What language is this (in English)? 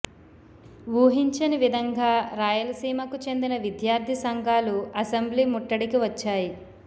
Telugu